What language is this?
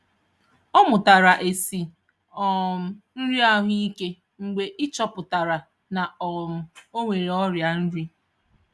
Igbo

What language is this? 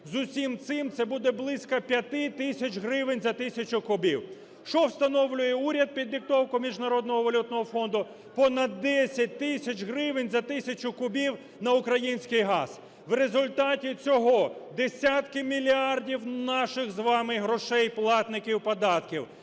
Ukrainian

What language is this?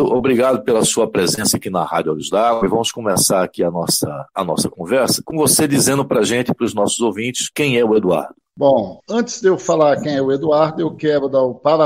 Portuguese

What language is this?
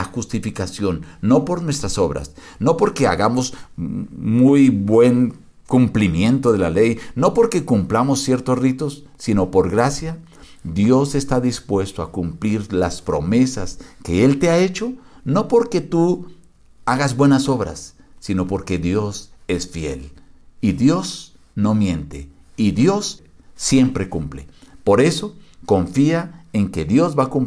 Spanish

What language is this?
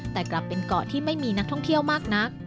Thai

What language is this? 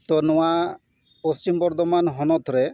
Santali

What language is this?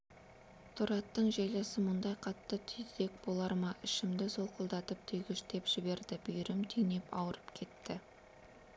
Kazakh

